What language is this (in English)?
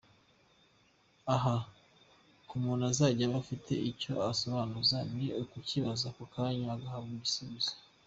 Kinyarwanda